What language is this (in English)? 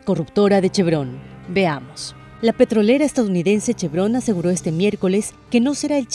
Spanish